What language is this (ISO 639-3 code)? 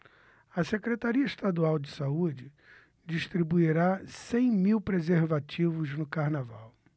por